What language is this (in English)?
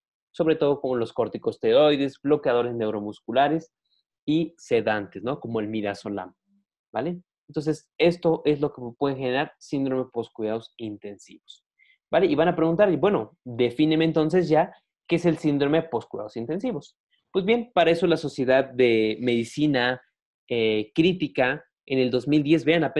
Spanish